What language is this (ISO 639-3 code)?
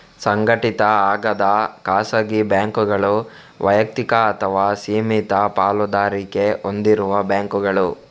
kan